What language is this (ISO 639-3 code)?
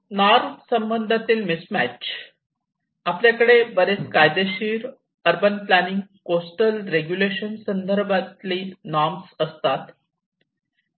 mar